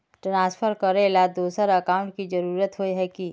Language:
Magahi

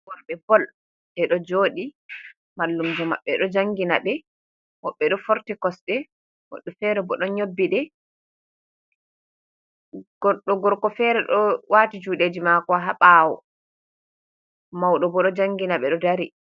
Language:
Fula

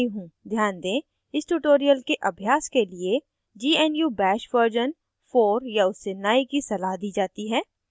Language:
Hindi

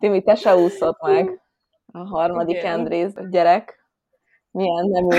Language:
Hungarian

